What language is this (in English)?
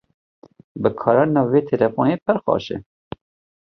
Kurdish